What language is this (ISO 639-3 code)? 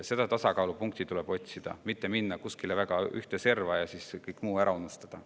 est